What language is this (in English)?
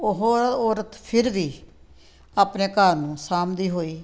Punjabi